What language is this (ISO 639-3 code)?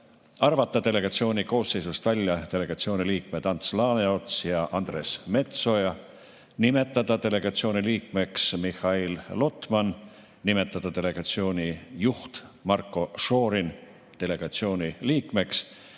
est